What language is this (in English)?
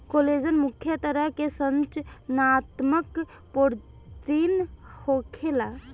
Bhojpuri